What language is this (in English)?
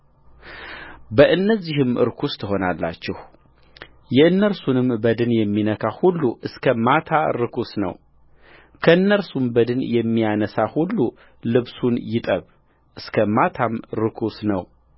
Amharic